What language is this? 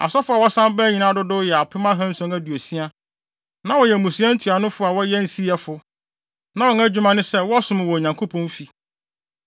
Akan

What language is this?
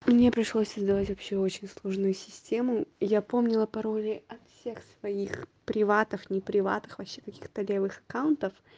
Russian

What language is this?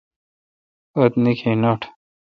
Kalkoti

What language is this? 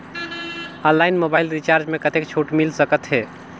Chhattisgarhi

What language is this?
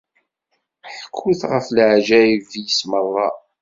Kabyle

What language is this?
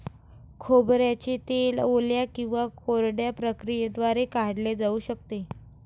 Marathi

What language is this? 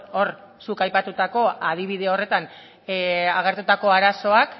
Basque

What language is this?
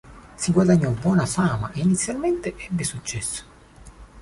Italian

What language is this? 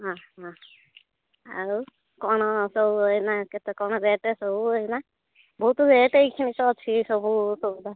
Odia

